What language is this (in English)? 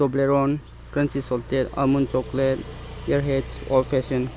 Manipuri